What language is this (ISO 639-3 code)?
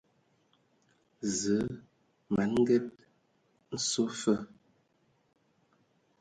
ewo